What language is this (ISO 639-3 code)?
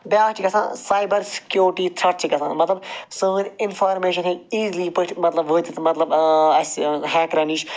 kas